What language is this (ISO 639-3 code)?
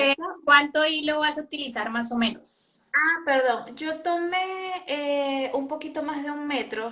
spa